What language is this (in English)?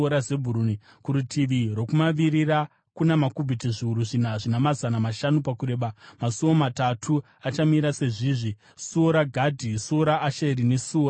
Shona